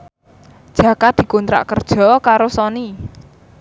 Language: Javanese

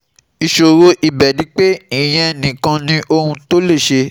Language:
Yoruba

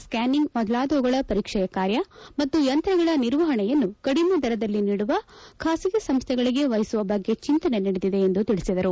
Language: Kannada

